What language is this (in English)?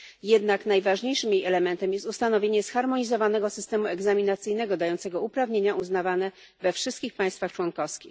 Polish